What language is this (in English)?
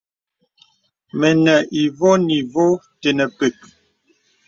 Bebele